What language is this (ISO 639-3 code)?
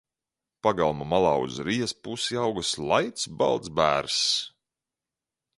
lav